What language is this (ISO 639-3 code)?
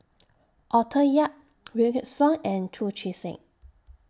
eng